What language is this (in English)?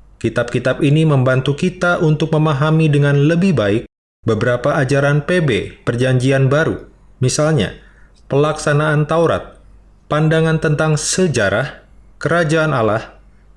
Indonesian